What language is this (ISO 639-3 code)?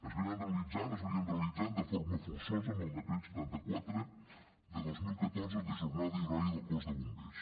cat